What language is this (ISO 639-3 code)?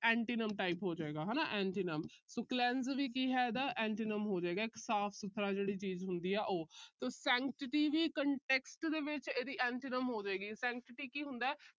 pan